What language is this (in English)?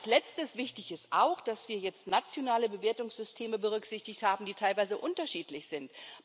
German